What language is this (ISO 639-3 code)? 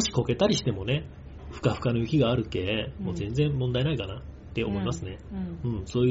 jpn